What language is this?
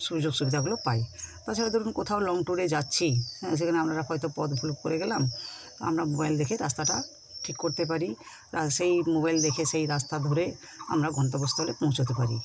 Bangla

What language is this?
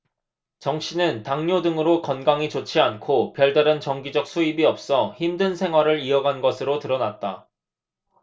Korean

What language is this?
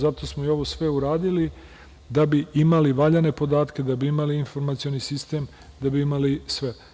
Serbian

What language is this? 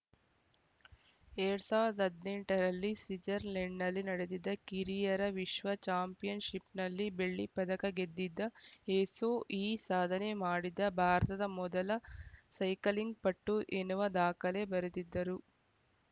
Kannada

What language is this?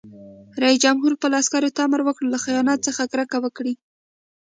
Pashto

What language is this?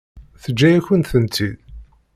Kabyle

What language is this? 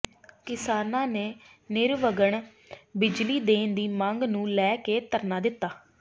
Punjabi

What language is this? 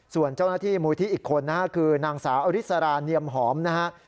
Thai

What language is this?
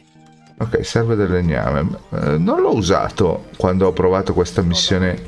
Italian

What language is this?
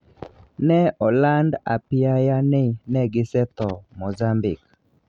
Luo (Kenya and Tanzania)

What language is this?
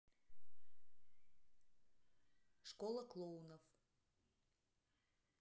Russian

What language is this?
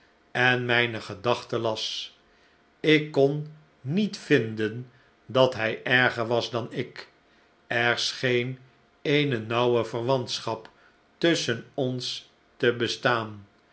Dutch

